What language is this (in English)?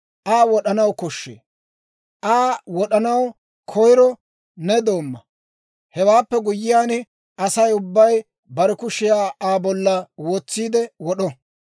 Dawro